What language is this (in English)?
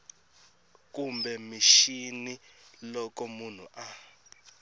Tsonga